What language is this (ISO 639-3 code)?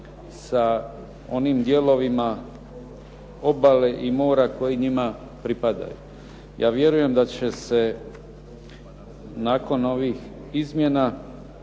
hrv